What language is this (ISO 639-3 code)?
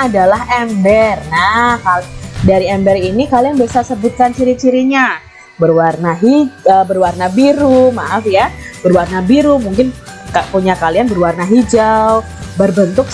ind